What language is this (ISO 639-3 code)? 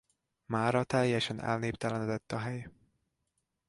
hun